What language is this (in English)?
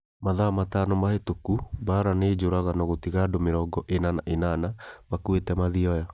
Kikuyu